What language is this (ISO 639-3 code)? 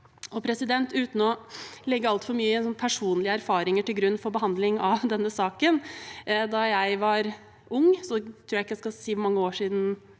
nor